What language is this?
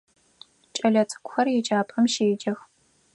Adyghe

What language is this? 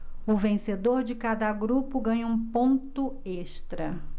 Portuguese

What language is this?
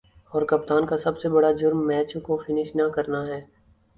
Urdu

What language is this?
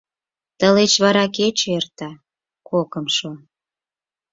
Mari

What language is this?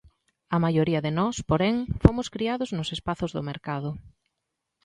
Galician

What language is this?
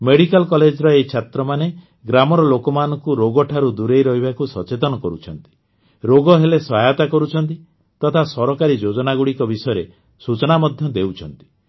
Odia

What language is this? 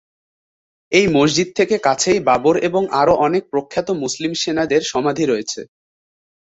Bangla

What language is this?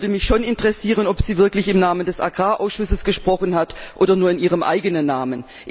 German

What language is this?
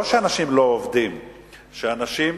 Hebrew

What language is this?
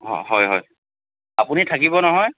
Assamese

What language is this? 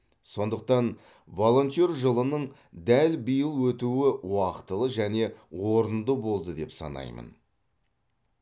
Kazakh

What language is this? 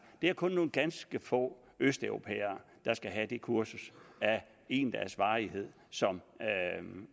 Danish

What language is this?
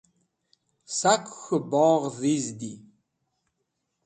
Wakhi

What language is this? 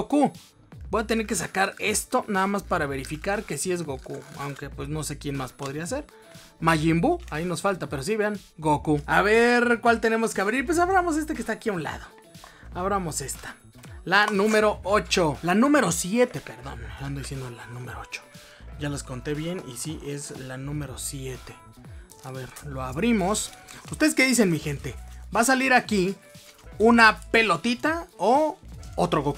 Spanish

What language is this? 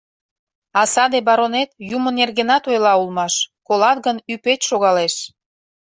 Mari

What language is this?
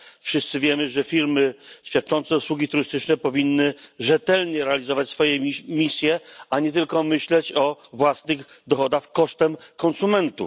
Polish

